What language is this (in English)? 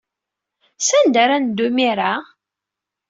Kabyle